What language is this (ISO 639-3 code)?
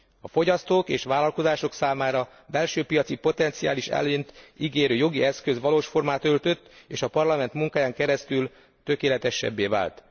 hun